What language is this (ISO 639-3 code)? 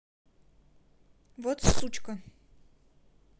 rus